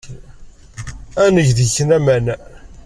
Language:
Kabyle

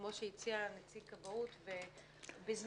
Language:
Hebrew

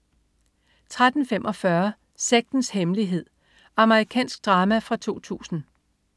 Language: Danish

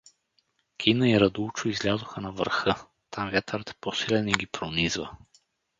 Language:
Bulgarian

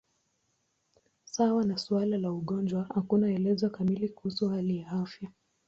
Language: Swahili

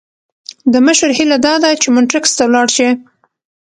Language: Pashto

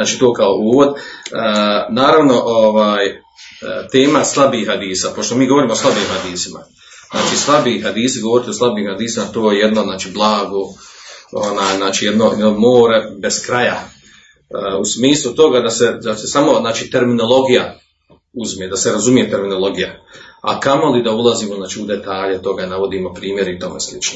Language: Croatian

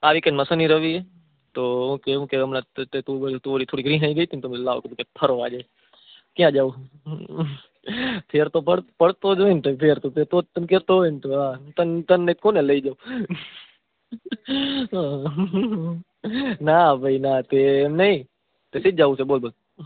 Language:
Gujarati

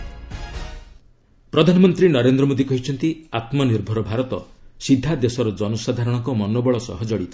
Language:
Odia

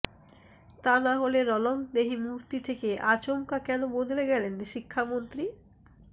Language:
Bangla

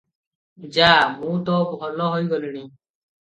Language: Odia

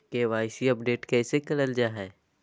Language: Magahi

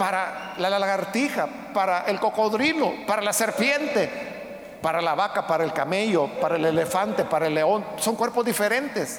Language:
Spanish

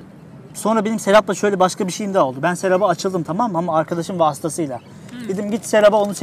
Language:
Turkish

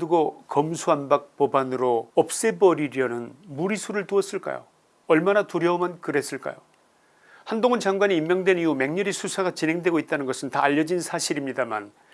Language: Korean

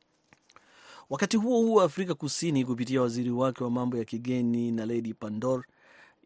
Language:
Swahili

